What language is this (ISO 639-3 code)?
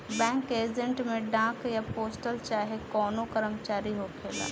bho